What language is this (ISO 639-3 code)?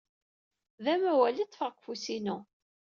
kab